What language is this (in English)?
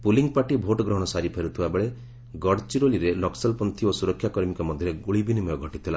Odia